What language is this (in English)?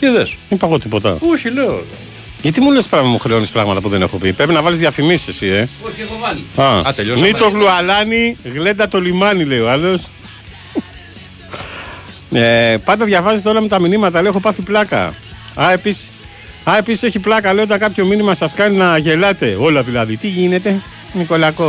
Greek